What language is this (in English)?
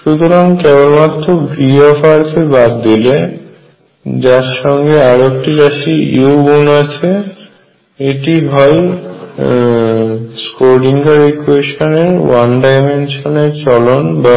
Bangla